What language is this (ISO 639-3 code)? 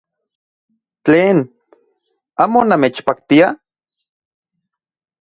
ncx